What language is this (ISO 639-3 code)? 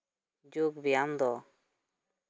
sat